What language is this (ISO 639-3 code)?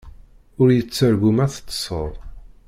kab